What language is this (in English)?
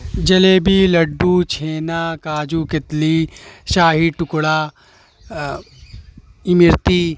Urdu